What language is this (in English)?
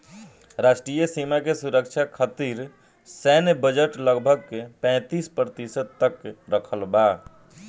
Bhojpuri